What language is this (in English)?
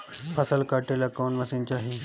Bhojpuri